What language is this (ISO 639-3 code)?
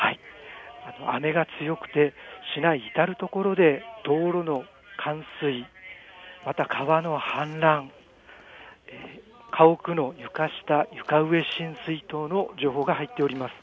jpn